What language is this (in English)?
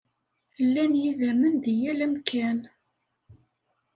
Kabyle